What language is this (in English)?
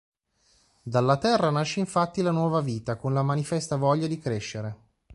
Italian